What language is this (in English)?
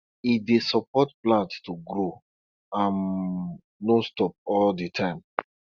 Nigerian Pidgin